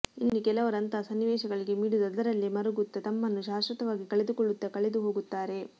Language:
Kannada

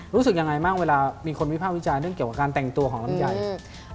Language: Thai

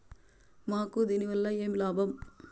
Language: Telugu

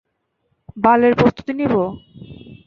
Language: Bangla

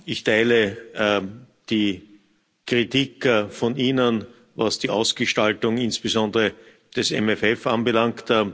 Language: German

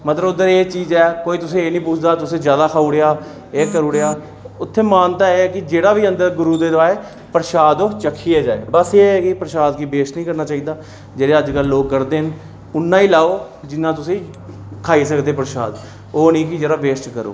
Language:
Dogri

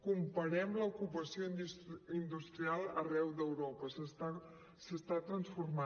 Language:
Catalan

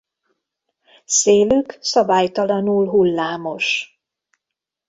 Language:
Hungarian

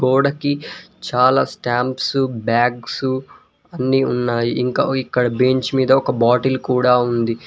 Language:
Telugu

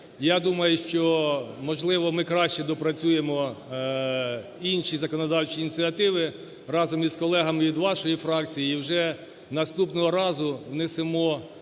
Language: Ukrainian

